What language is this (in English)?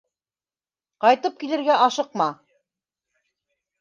Bashkir